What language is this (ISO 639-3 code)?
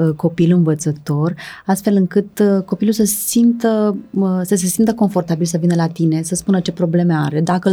ron